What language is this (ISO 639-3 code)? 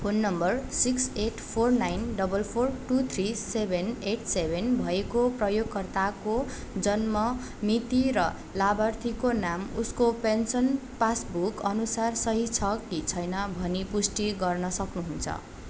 nep